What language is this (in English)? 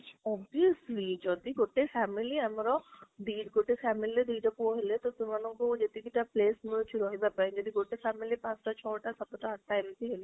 Odia